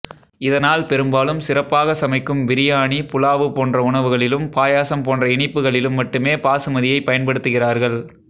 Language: Tamil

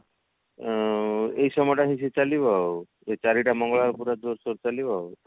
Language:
Odia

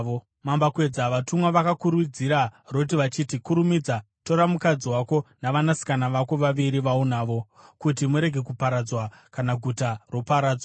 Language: Shona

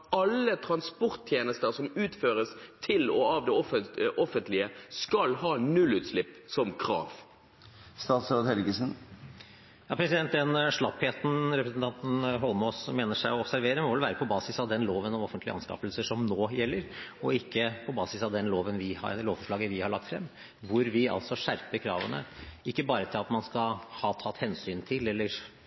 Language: Norwegian Bokmål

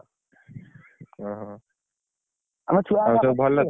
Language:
Odia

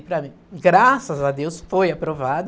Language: Portuguese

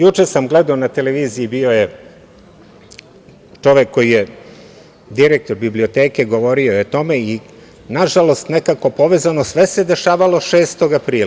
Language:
Serbian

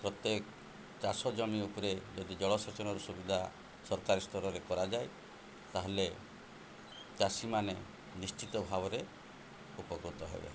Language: Odia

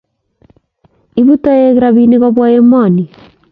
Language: Kalenjin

